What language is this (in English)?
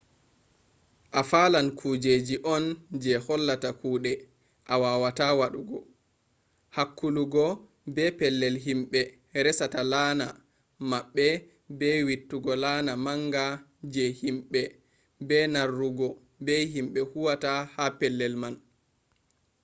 Fula